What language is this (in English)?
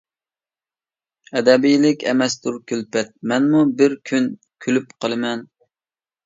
Uyghur